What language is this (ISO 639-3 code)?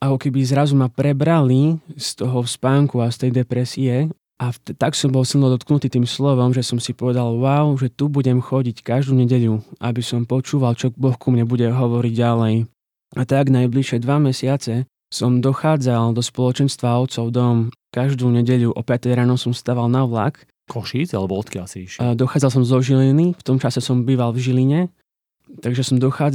slk